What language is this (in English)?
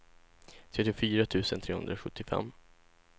Swedish